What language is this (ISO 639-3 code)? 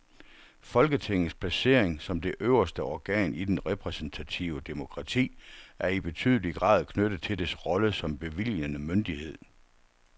dan